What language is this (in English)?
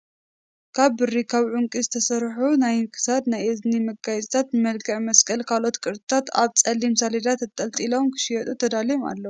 Tigrinya